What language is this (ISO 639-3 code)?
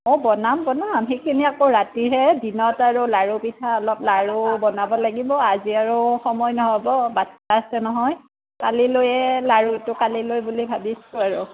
asm